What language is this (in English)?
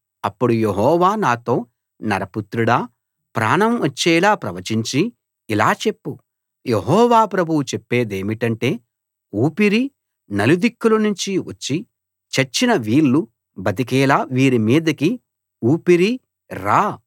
Telugu